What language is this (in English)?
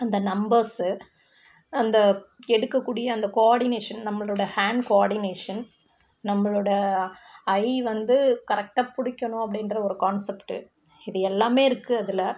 Tamil